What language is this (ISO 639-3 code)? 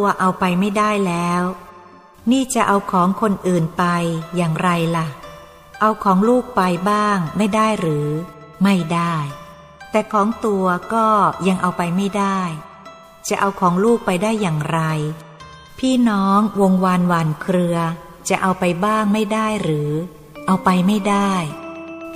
tha